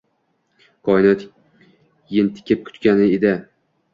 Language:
Uzbek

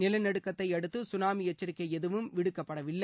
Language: Tamil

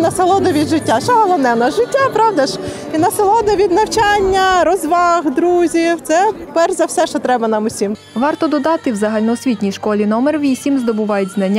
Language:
Ukrainian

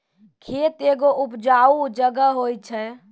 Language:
Maithili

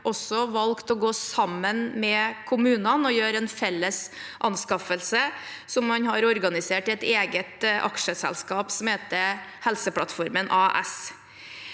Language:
Norwegian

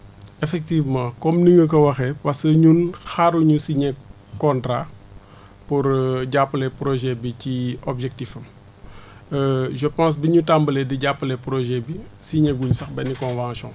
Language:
Wolof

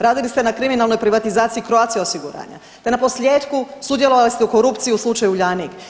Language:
Croatian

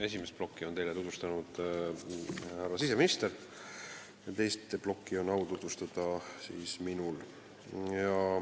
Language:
Estonian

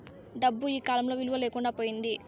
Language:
Telugu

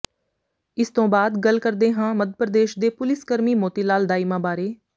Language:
Punjabi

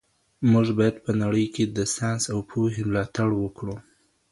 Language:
Pashto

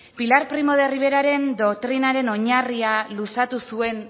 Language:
Basque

